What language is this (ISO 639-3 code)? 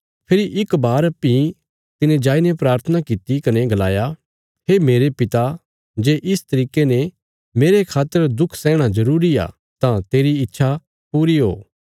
kfs